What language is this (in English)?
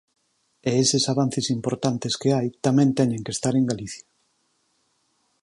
Galician